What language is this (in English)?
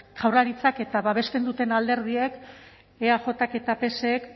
Basque